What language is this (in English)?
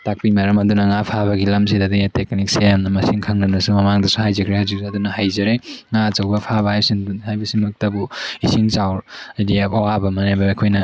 Manipuri